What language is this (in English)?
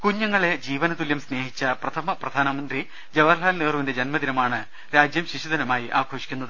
Malayalam